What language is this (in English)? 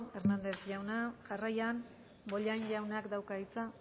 Basque